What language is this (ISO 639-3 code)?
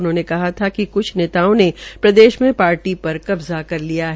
hin